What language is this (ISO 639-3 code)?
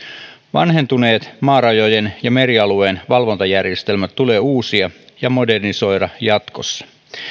fin